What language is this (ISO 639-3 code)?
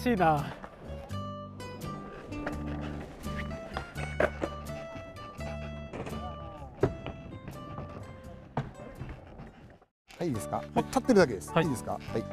jpn